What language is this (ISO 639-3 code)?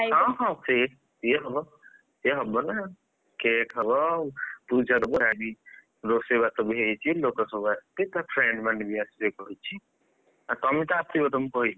ori